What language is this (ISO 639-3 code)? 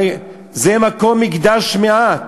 heb